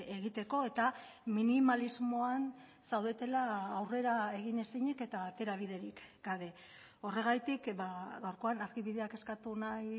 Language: Basque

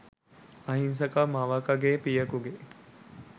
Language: Sinhala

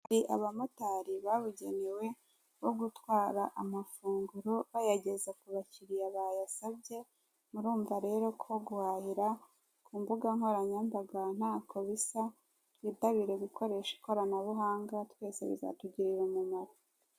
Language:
Kinyarwanda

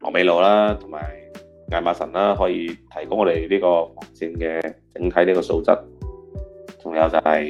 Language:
Chinese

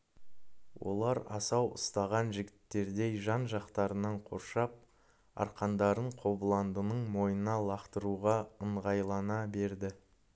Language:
Kazakh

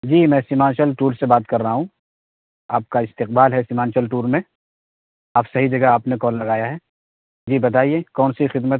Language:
Urdu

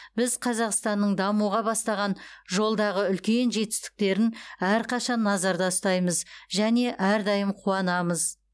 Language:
Kazakh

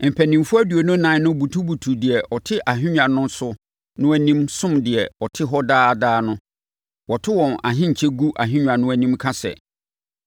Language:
Akan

